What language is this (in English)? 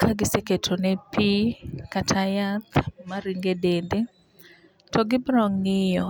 Luo (Kenya and Tanzania)